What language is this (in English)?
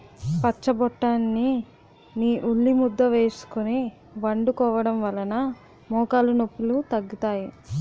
Telugu